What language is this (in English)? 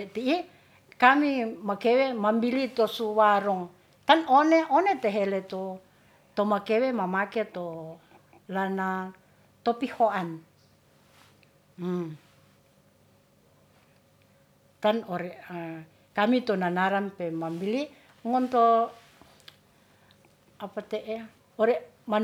Ratahan